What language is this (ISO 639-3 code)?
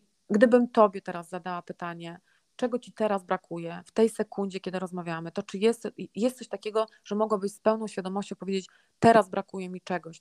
pol